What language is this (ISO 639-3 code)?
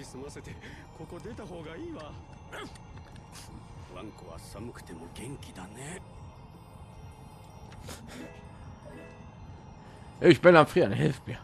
deu